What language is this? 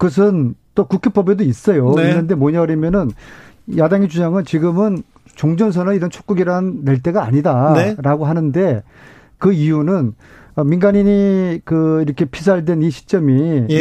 Korean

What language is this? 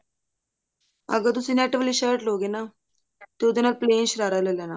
Punjabi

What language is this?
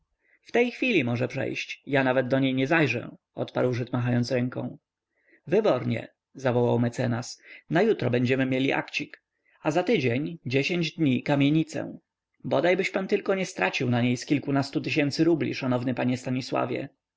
Polish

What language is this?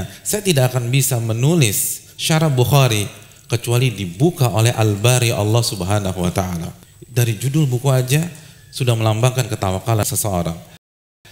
Indonesian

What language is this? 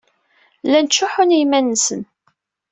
Kabyle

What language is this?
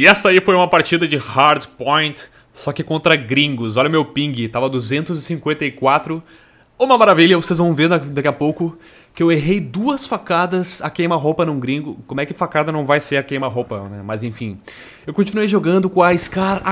Portuguese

